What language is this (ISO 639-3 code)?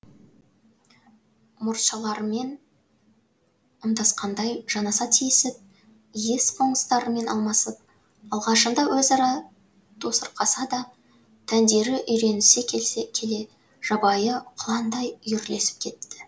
kaz